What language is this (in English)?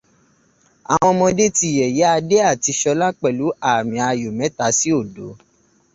Yoruba